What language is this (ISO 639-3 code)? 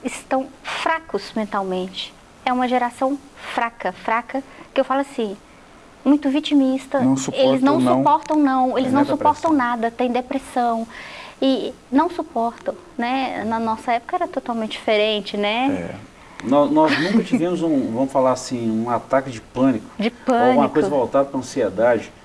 por